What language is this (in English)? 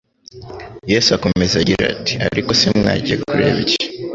Kinyarwanda